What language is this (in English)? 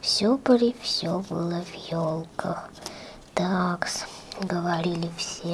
Russian